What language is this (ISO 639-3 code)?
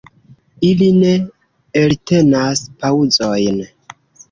epo